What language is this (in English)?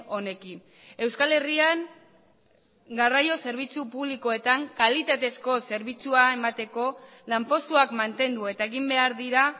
Basque